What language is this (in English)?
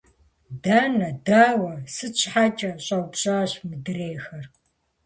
Kabardian